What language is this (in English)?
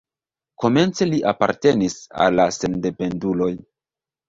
Esperanto